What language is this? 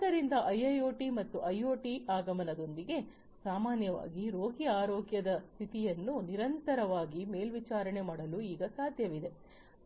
Kannada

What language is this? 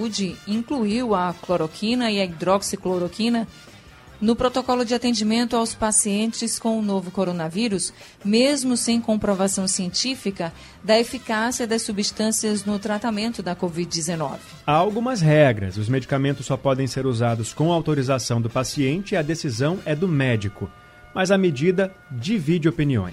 Portuguese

